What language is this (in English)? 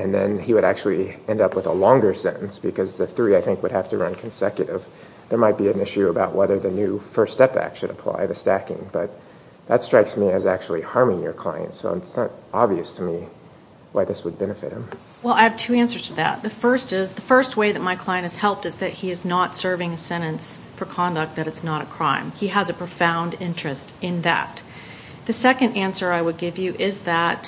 English